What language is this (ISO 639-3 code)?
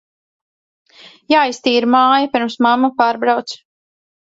lav